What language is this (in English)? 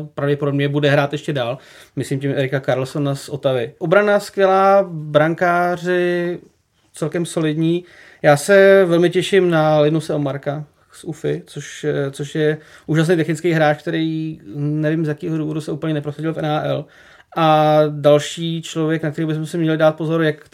Czech